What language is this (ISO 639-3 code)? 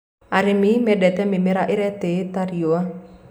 kik